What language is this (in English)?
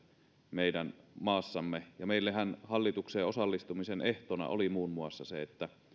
Finnish